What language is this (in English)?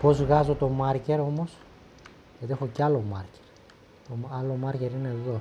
Greek